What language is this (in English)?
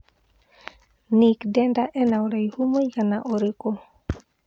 Kikuyu